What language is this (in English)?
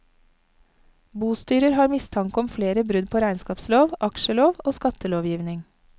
Norwegian